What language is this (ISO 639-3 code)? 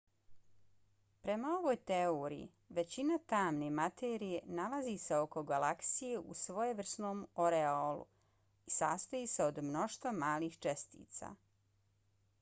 bos